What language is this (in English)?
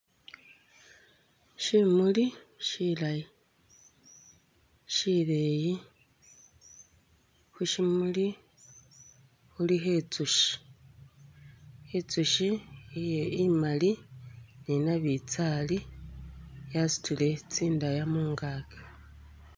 Masaaba